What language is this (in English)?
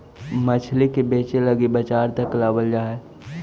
Magahi